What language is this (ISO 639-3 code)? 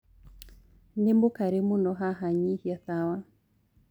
kik